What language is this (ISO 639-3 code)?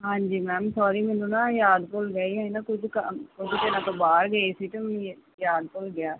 pan